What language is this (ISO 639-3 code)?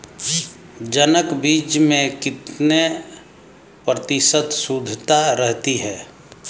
hin